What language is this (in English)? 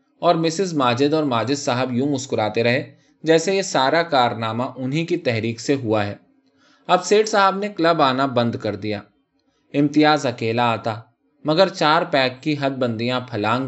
Urdu